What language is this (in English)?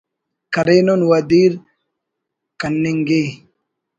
Brahui